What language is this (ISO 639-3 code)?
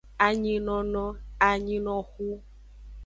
ajg